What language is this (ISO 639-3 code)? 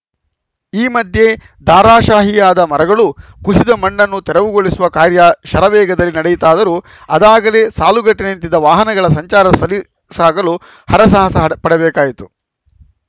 kan